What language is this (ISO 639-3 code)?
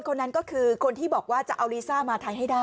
tha